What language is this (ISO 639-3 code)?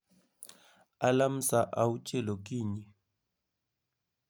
luo